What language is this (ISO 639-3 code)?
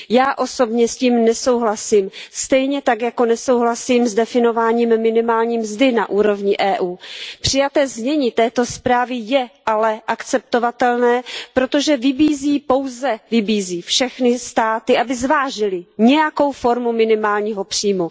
ces